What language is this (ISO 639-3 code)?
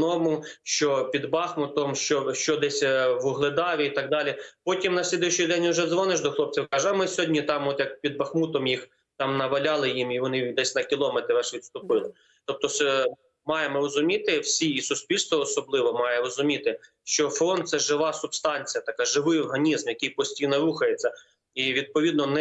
ukr